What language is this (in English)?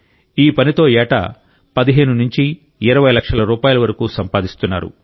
Telugu